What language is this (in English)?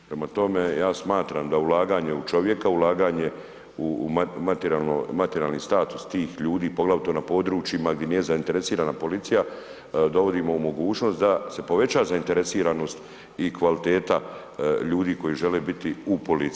Croatian